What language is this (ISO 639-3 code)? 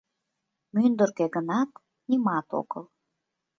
chm